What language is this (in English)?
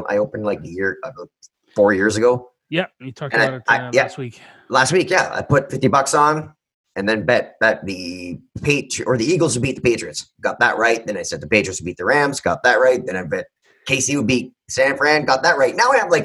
English